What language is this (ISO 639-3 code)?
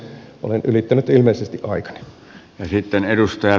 fin